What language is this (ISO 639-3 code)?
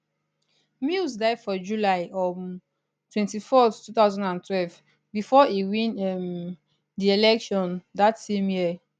pcm